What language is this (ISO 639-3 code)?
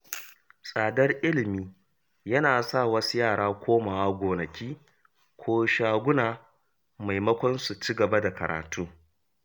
hau